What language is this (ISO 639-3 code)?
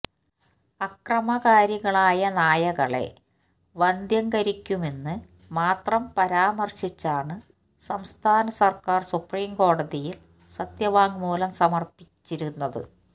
mal